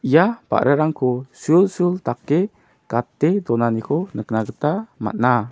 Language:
Garo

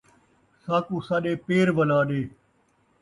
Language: Saraiki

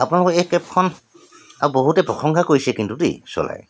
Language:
Assamese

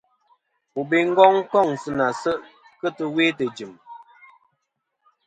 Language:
Kom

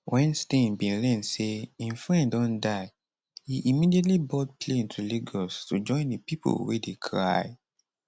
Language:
Nigerian Pidgin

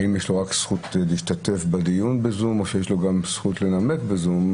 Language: Hebrew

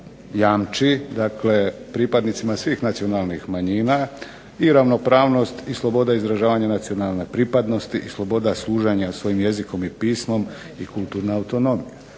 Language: Croatian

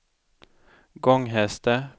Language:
Swedish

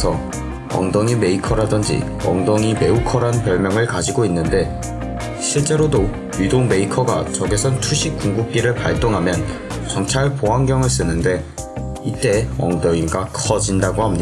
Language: Korean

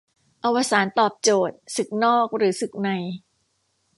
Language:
Thai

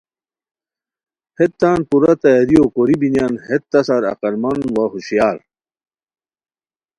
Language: Khowar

